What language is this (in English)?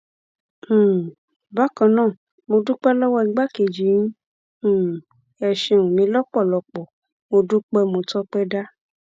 Yoruba